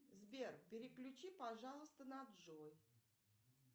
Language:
Russian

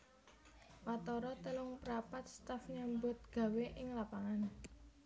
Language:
Javanese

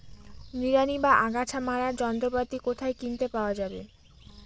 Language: Bangla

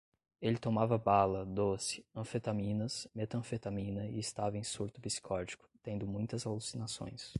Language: Portuguese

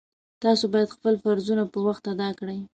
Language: Pashto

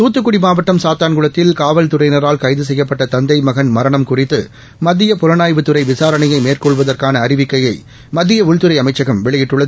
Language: Tamil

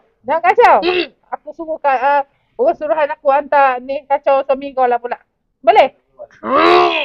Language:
Malay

